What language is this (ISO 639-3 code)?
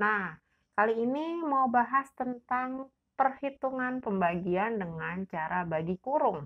ind